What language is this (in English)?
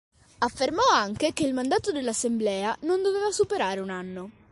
Italian